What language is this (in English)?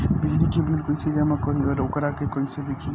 Bhojpuri